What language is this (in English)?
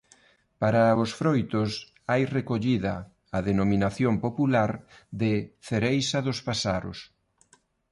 Galician